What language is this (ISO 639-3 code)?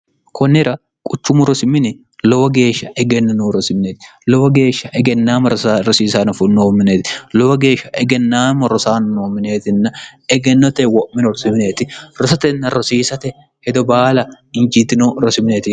sid